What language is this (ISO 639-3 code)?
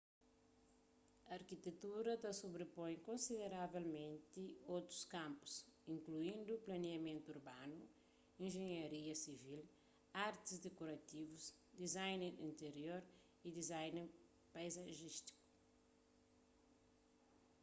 kea